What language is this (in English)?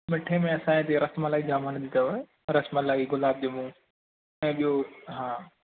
Sindhi